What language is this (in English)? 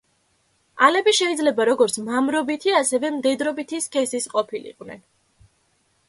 Georgian